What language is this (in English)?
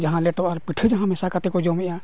Santali